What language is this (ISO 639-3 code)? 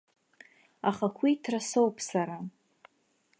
abk